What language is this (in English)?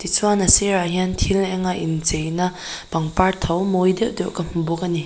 Mizo